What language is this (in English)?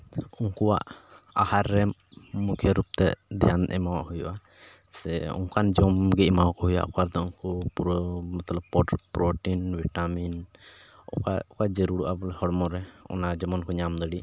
Santali